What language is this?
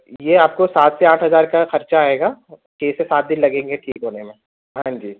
Urdu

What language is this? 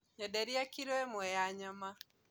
Kikuyu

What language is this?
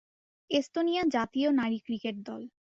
Bangla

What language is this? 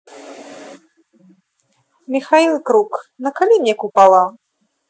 Russian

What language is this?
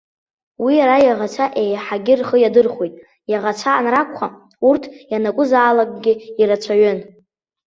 Abkhazian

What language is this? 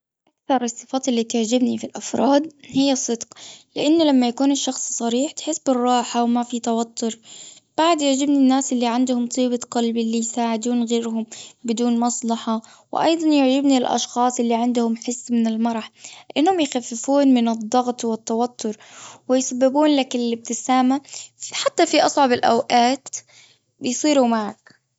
Gulf Arabic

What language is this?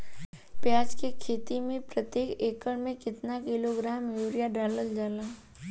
Bhojpuri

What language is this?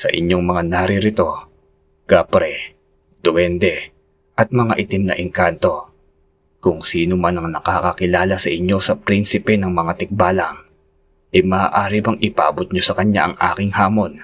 Filipino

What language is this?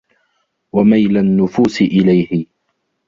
Arabic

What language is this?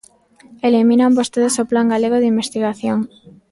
Galician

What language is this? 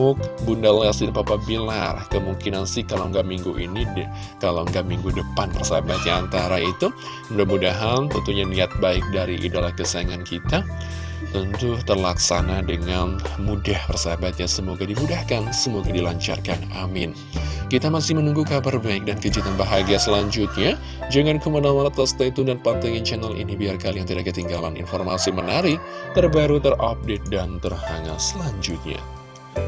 Indonesian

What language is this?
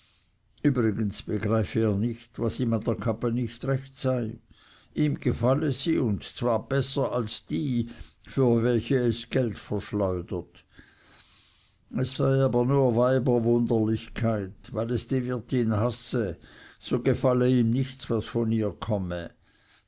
German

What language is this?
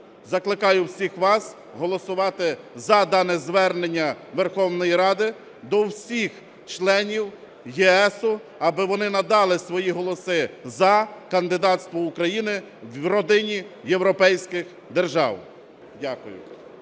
Ukrainian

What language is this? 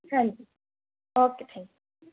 Punjabi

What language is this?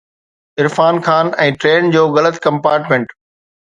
Sindhi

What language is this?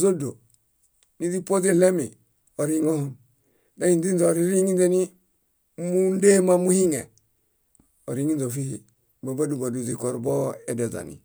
Bayot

